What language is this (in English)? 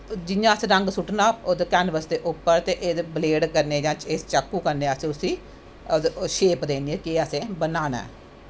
Dogri